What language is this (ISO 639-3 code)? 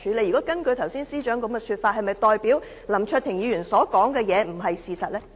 yue